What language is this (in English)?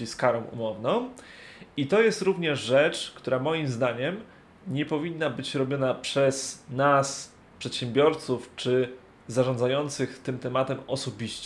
Polish